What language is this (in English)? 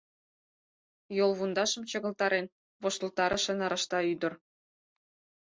Mari